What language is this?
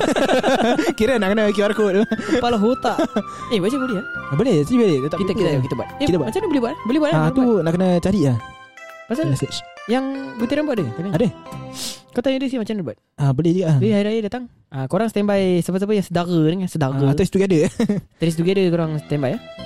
Malay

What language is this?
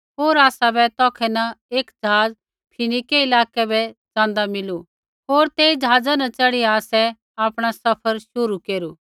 Kullu Pahari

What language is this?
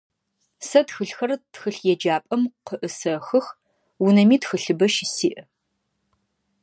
Adyghe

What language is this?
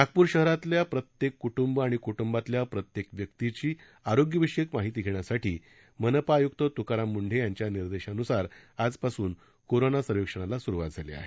Marathi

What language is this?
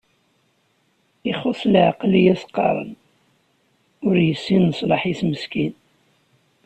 Kabyle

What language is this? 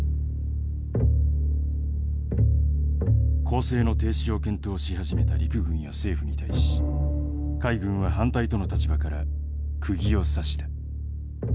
Japanese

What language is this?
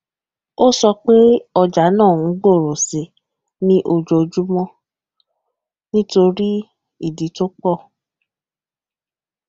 Yoruba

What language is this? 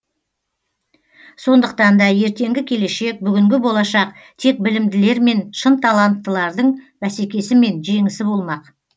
Kazakh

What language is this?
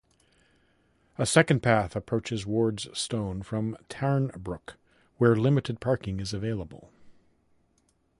English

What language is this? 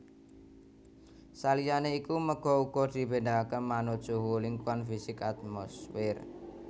Javanese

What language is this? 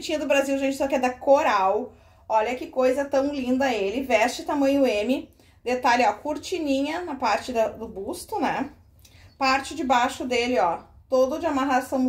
Portuguese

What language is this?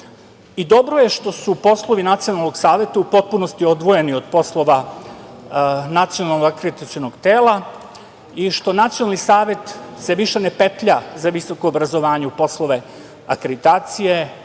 Serbian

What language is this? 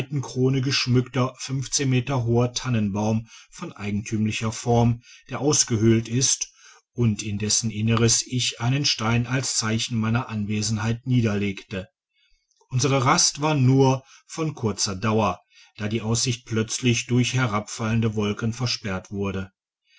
German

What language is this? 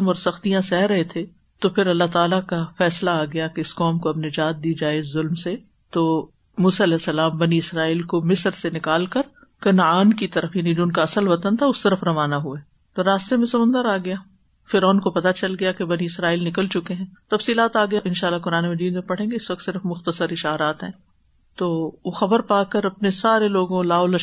Urdu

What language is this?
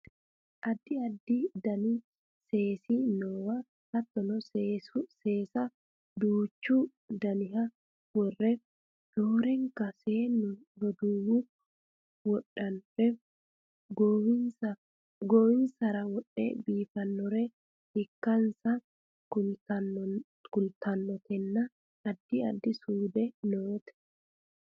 Sidamo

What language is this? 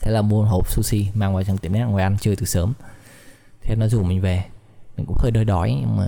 Vietnamese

